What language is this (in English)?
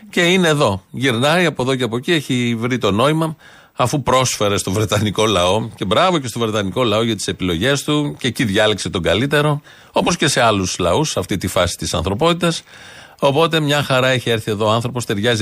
Greek